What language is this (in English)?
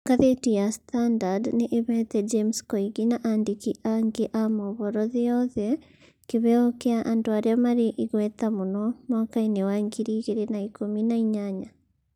Kikuyu